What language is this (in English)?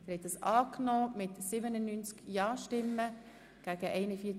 Swiss German